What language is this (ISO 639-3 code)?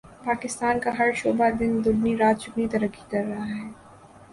urd